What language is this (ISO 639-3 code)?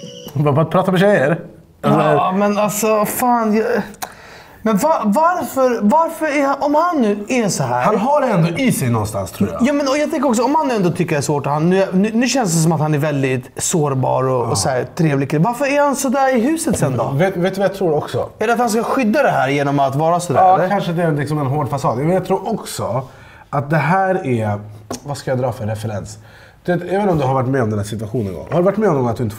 swe